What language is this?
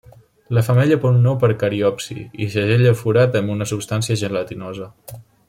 Catalan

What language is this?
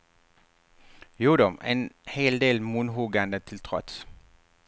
Swedish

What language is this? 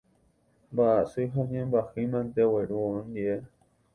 Guarani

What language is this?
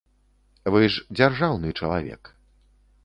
Belarusian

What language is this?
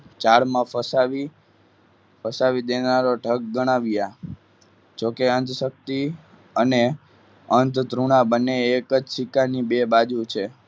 Gujarati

